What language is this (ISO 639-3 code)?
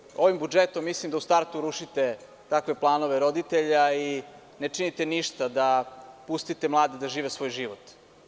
srp